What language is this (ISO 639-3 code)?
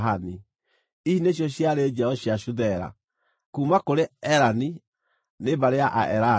kik